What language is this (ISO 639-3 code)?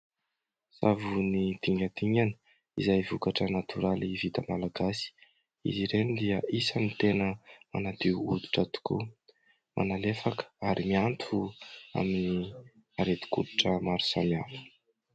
mlg